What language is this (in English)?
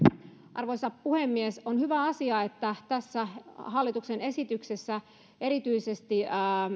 Finnish